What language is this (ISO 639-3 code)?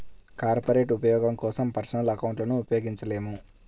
tel